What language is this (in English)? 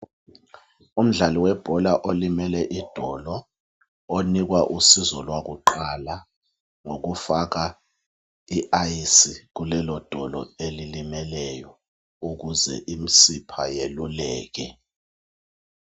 North Ndebele